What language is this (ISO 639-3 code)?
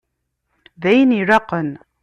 kab